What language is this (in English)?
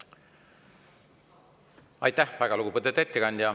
Estonian